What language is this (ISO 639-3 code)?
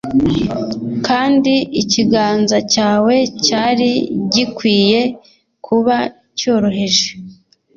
kin